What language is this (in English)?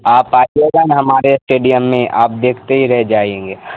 Urdu